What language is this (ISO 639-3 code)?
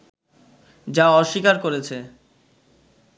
ben